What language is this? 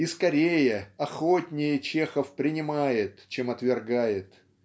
Russian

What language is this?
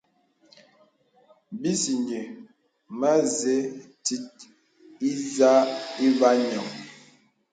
Bebele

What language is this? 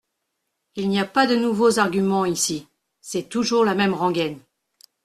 French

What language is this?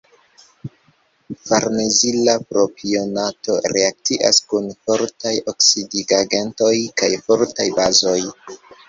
Esperanto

